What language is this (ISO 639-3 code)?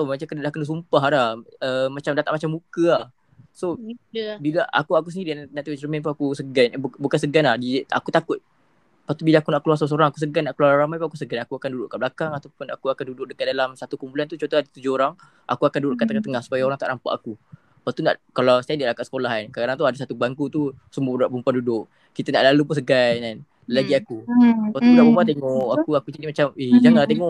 msa